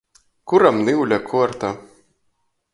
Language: Latgalian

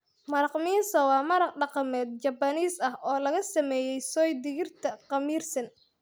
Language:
Somali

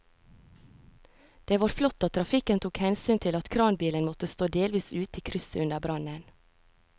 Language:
Norwegian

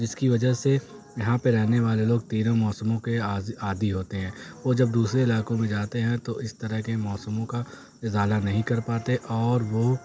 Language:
Urdu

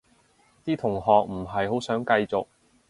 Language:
Cantonese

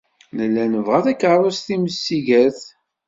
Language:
Kabyle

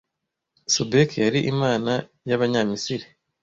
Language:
Kinyarwanda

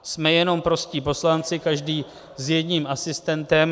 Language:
Czech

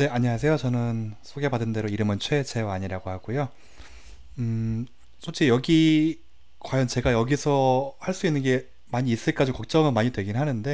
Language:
Korean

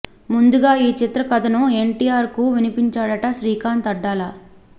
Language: Telugu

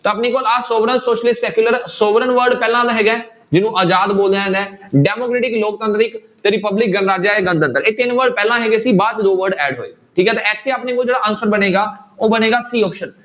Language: Punjabi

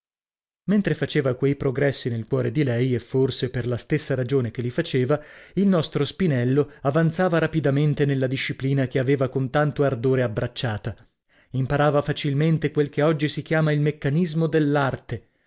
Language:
Italian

